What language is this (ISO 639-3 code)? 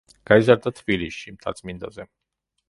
kat